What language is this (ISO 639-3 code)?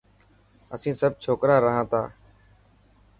mki